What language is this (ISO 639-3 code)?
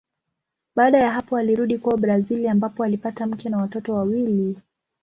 swa